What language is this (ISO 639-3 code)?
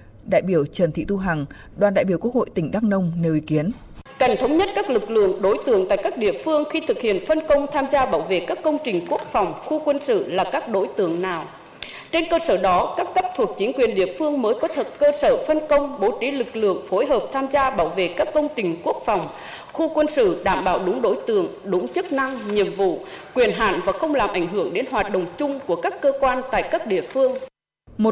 vie